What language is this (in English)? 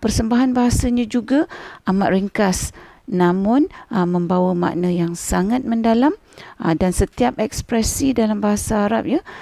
Malay